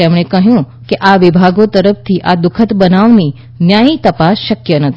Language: Gujarati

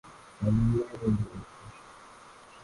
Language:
Swahili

